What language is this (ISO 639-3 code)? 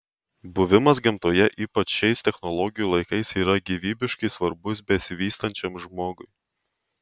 lit